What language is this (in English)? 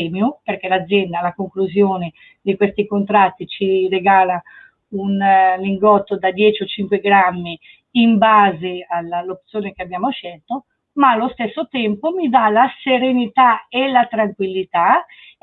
Italian